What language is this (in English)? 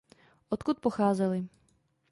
Czech